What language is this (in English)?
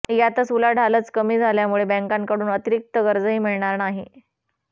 Marathi